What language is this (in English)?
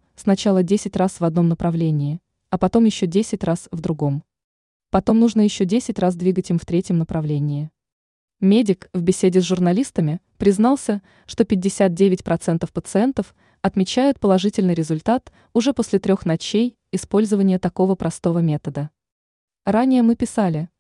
Russian